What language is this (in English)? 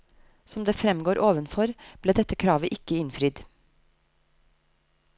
Norwegian